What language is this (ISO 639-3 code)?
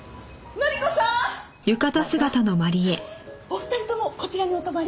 jpn